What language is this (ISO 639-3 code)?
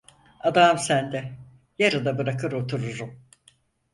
tur